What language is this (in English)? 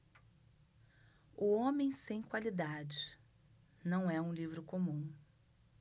Portuguese